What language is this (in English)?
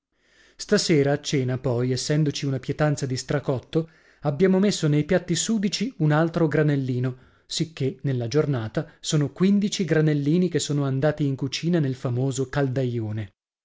Italian